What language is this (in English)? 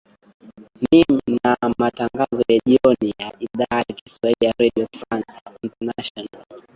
Swahili